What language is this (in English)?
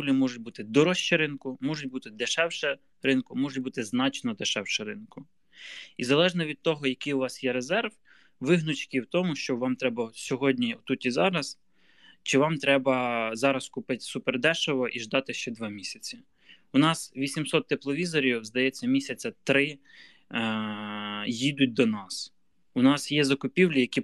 Ukrainian